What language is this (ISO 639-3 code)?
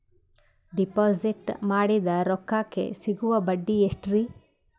kan